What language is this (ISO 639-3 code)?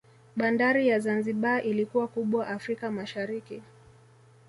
swa